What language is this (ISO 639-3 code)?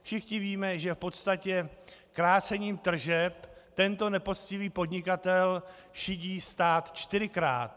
ces